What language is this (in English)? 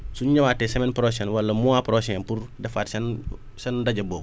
Wolof